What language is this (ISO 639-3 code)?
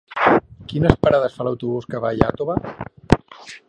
cat